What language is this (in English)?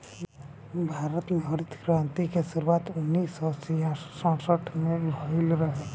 Bhojpuri